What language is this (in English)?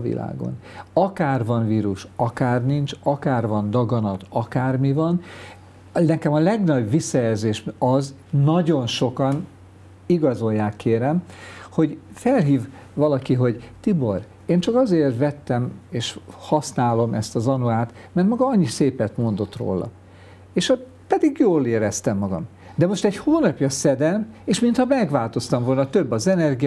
Hungarian